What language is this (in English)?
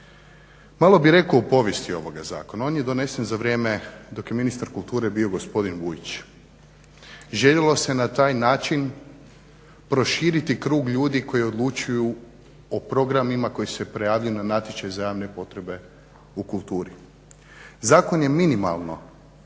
Croatian